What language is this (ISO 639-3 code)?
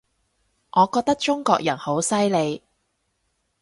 yue